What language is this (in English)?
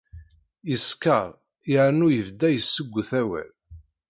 Kabyle